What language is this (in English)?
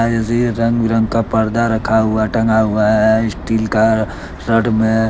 Hindi